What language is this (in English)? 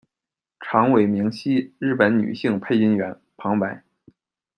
Chinese